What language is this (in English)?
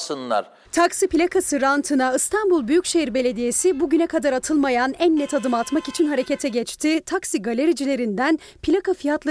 Turkish